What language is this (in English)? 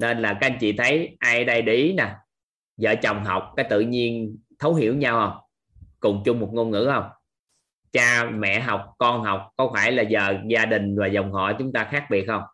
Vietnamese